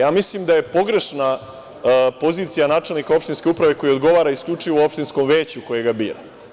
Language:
Serbian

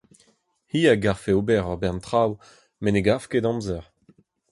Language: Breton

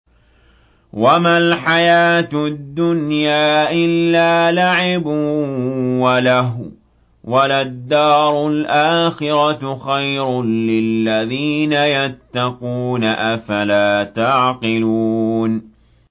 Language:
Arabic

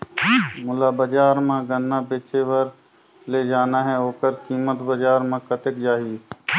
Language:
Chhattisgarhi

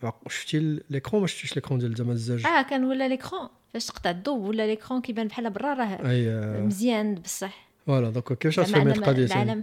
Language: Arabic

